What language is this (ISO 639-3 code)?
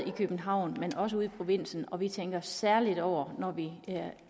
dan